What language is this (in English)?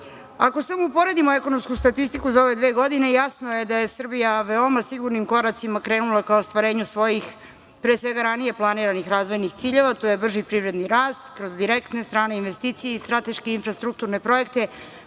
Serbian